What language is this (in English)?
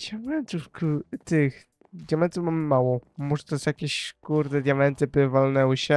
Polish